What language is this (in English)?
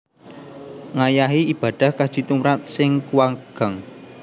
Javanese